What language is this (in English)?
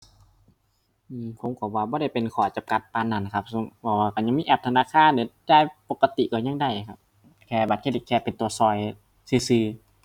Thai